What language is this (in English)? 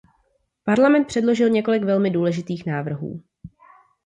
Czech